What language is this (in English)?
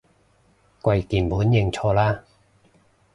Cantonese